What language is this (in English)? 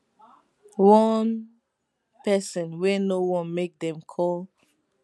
Nigerian Pidgin